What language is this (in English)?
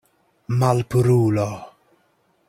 Esperanto